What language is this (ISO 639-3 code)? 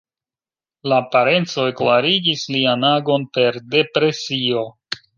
epo